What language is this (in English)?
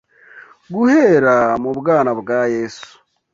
Kinyarwanda